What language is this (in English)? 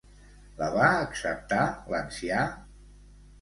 Catalan